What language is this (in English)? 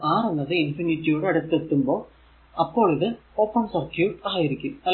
Malayalam